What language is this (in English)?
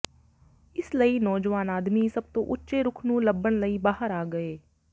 Punjabi